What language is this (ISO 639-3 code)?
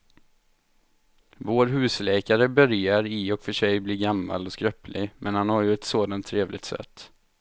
swe